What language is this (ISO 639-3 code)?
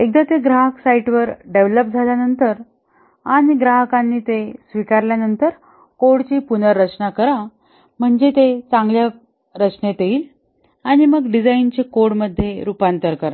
mar